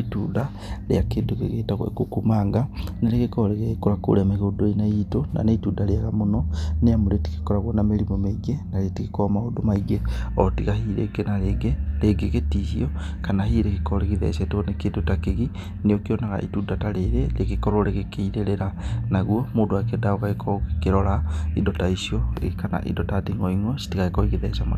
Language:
Kikuyu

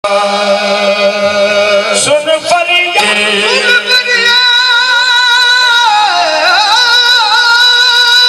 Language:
Punjabi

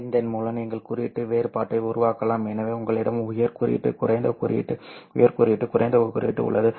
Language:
Tamil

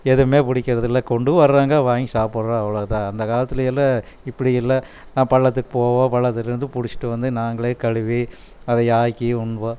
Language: Tamil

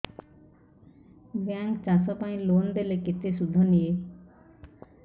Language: Odia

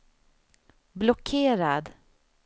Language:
Swedish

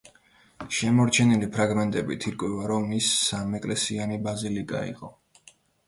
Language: Georgian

